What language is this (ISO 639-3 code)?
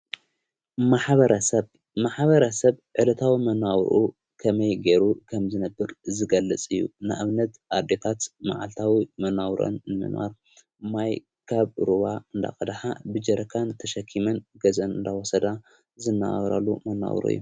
tir